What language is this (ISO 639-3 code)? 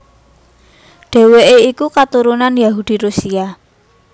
jav